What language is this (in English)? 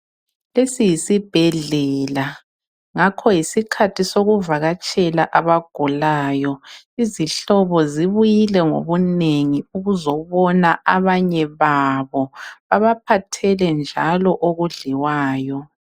North Ndebele